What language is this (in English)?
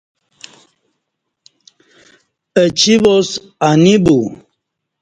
Kati